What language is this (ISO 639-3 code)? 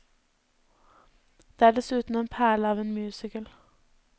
nor